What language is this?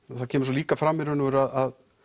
Icelandic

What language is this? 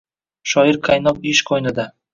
Uzbek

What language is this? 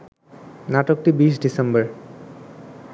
Bangla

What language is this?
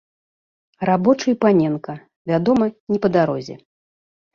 Belarusian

